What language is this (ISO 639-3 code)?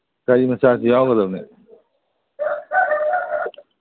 mni